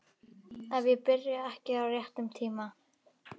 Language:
Icelandic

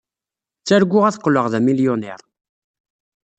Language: Kabyle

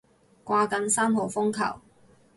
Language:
Cantonese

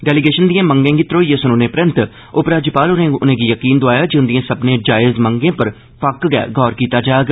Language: Dogri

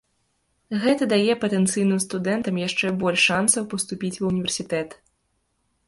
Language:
Belarusian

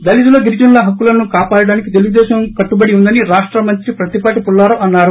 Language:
Telugu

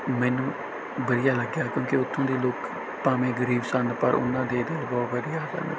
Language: Punjabi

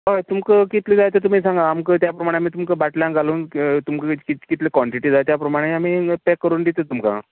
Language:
Konkani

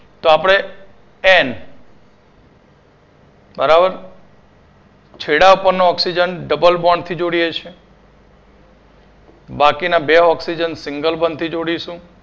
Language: Gujarati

